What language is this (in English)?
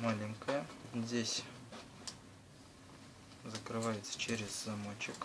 Russian